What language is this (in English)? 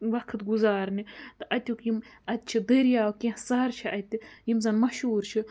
Kashmiri